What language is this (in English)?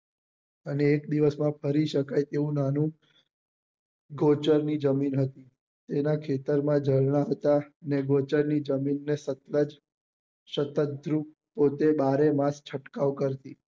Gujarati